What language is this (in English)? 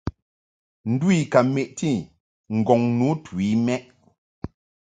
Mungaka